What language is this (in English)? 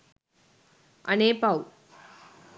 Sinhala